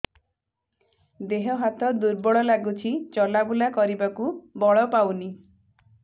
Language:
Odia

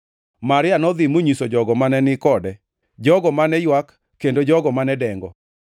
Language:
Luo (Kenya and Tanzania)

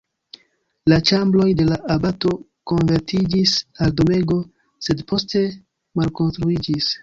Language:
Esperanto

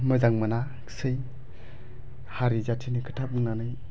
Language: Bodo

